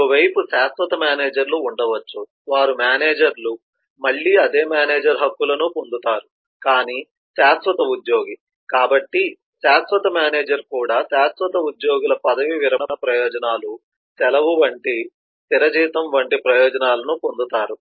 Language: Telugu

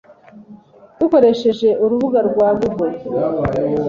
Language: Kinyarwanda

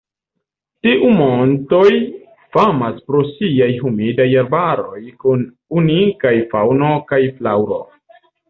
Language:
Esperanto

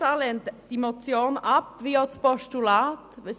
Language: Swiss German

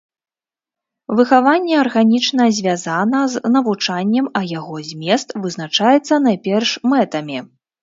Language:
Belarusian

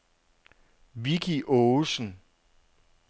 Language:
Danish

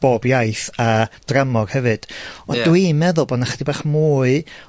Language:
Welsh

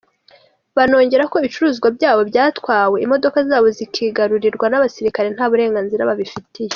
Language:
Kinyarwanda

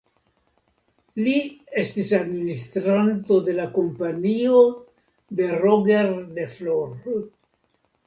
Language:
Esperanto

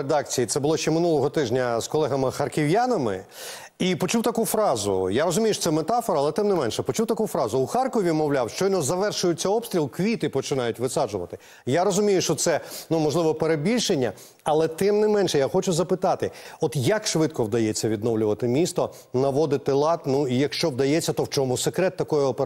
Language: Ukrainian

